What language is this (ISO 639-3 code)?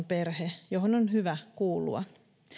fin